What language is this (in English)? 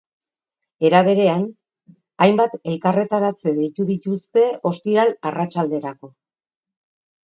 Basque